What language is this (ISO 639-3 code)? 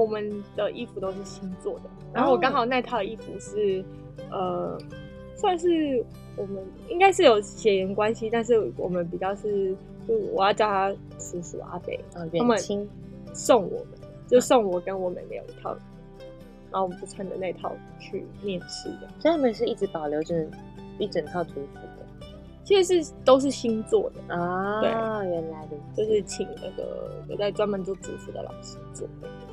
zho